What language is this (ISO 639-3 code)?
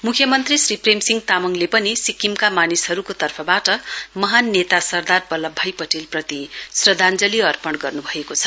nep